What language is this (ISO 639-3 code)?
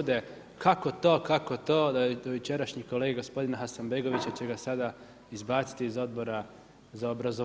hrv